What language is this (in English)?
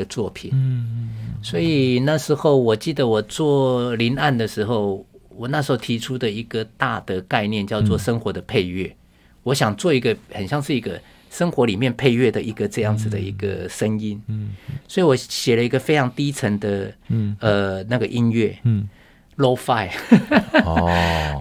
Chinese